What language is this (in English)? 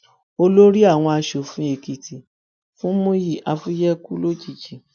Yoruba